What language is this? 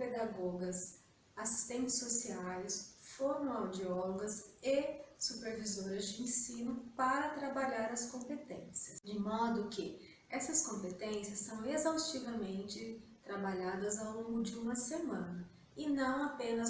Portuguese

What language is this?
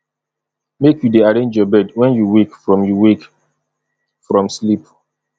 Nigerian Pidgin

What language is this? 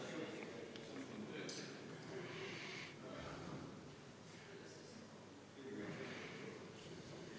Estonian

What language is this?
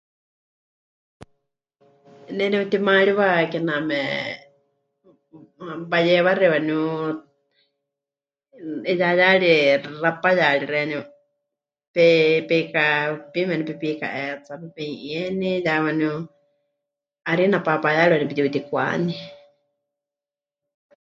Huichol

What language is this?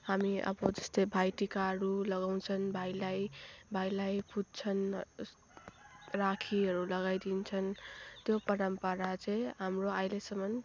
Nepali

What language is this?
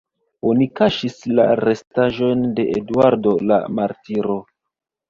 Esperanto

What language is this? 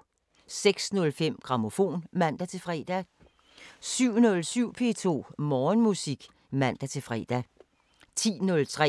Danish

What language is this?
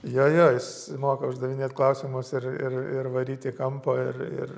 Lithuanian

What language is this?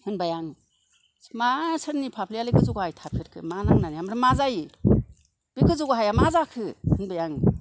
Bodo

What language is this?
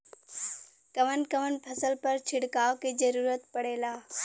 Bhojpuri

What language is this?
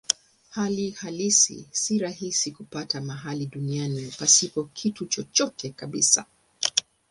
Swahili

